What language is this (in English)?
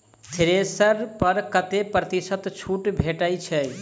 Maithili